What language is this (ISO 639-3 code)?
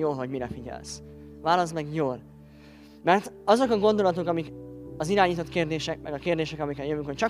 hun